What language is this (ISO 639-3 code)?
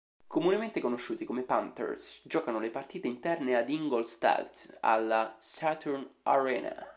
ita